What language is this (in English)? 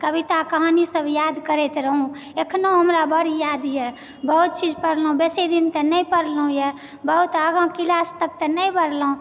Maithili